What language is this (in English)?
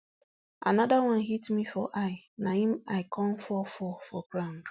Nigerian Pidgin